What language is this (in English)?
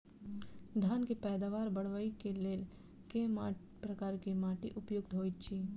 Maithili